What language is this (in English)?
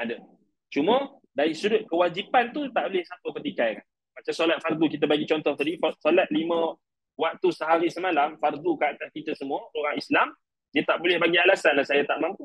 Malay